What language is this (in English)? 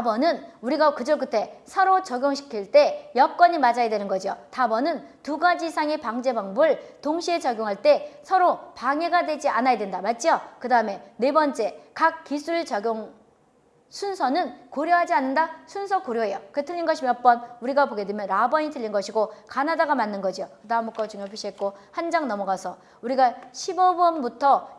Korean